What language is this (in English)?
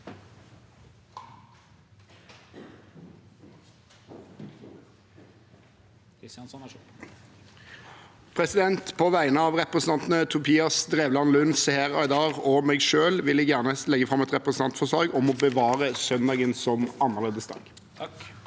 Norwegian